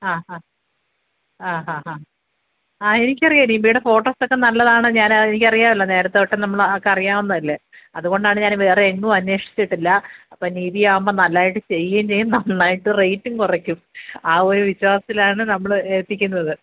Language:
Malayalam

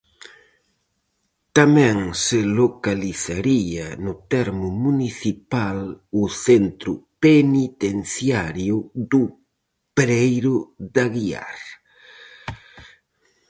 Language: Galician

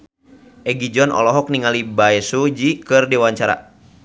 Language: Sundanese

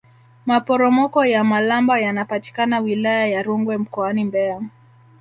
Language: Swahili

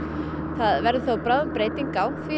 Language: Icelandic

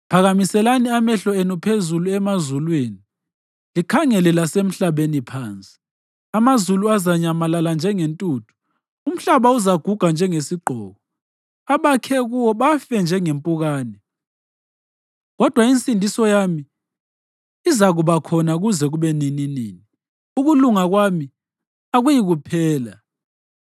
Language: North Ndebele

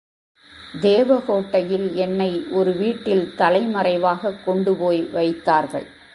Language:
Tamil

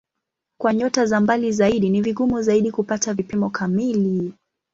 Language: Swahili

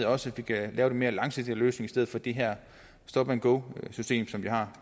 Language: Danish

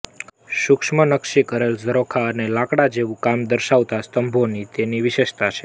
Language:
Gujarati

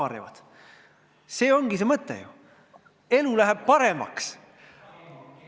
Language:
Estonian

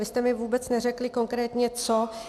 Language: Czech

